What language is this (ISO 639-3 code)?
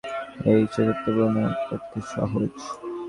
ben